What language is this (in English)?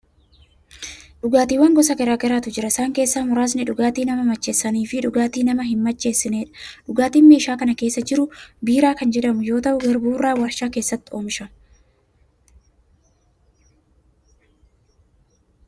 Oromo